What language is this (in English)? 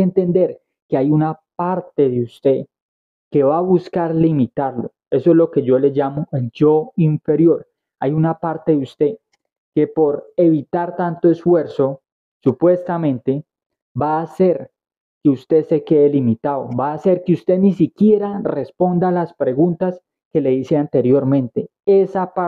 Spanish